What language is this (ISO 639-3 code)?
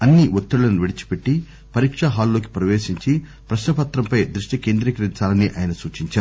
tel